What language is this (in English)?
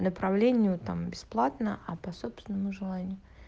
Russian